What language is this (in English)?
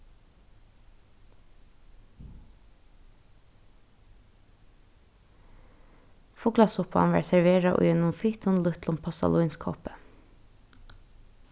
Faroese